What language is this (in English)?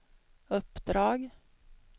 Swedish